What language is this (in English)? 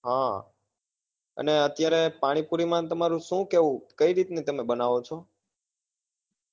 Gujarati